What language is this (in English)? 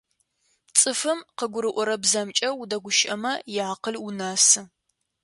Adyghe